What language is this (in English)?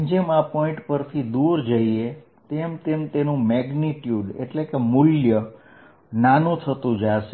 Gujarati